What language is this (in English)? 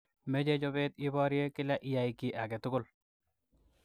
Kalenjin